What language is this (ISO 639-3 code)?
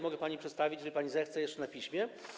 pol